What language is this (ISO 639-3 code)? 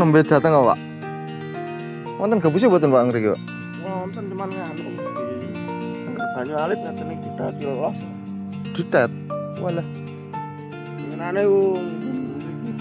ind